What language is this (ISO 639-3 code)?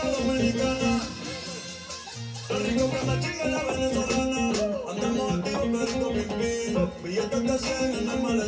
ara